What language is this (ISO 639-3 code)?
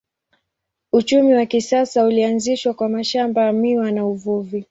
swa